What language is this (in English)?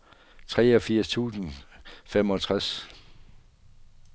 Danish